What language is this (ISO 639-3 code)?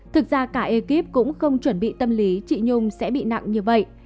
vie